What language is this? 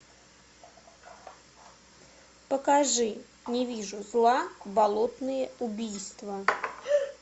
Russian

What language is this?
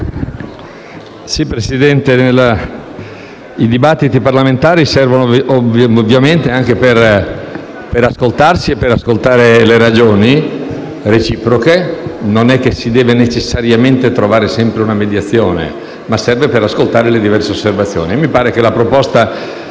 Italian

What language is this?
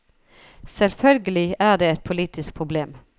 Norwegian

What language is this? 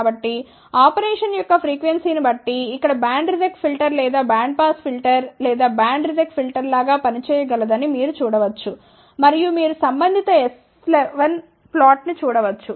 Telugu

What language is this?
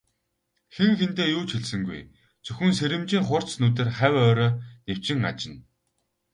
Mongolian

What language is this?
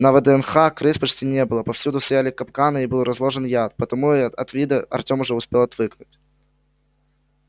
Russian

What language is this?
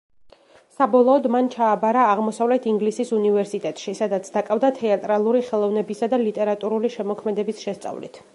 Georgian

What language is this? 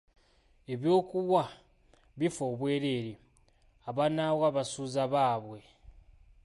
Ganda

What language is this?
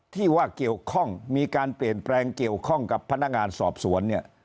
Thai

